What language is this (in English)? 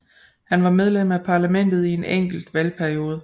Danish